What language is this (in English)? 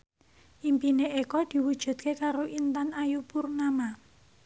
Javanese